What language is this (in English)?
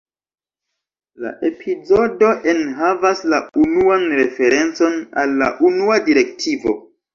Esperanto